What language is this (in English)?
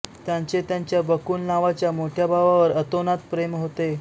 Marathi